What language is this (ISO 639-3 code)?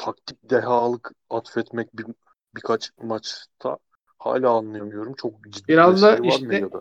tur